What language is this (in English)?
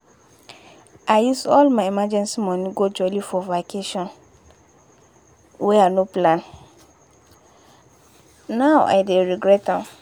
Nigerian Pidgin